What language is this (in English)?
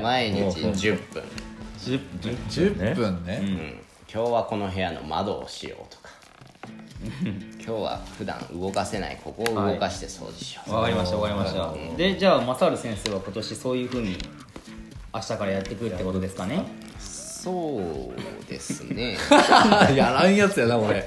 Japanese